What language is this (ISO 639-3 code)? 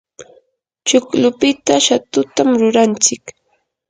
qur